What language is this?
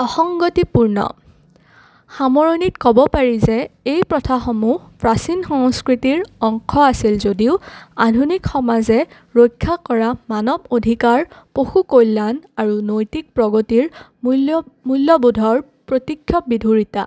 Assamese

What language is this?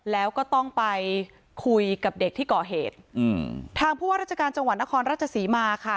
Thai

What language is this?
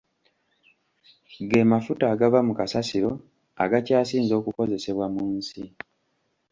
Ganda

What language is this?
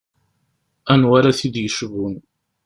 Kabyle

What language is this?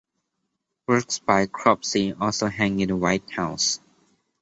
English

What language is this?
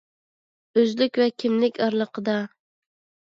Uyghur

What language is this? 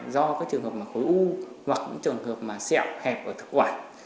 Vietnamese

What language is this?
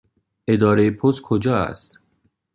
Persian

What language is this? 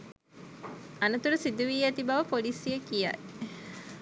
Sinhala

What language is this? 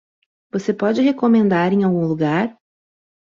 Portuguese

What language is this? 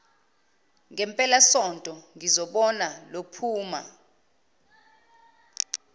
Zulu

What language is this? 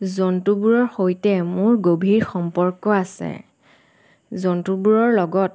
Assamese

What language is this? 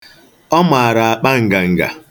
Igbo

